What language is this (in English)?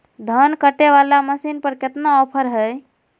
Magahi